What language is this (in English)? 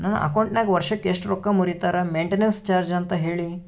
Kannada